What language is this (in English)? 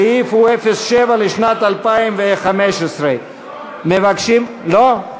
Hebrew